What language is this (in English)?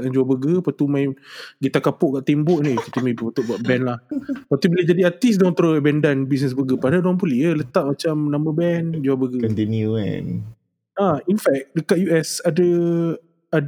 Malay